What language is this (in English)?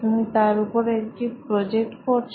Bangla